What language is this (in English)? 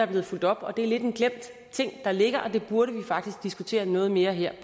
Danish